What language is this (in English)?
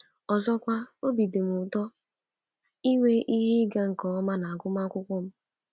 Igbo